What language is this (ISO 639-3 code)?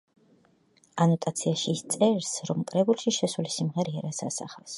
kat